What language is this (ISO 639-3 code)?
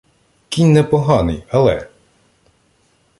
ukr